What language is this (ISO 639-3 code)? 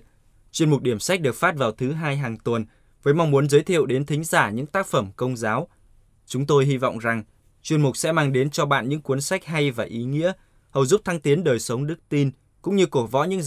vie